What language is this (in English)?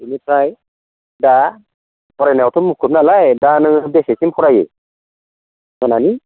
Bodo